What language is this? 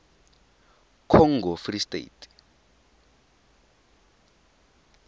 Tswana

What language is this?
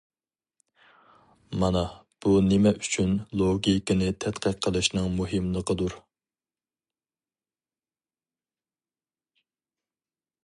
Uyghur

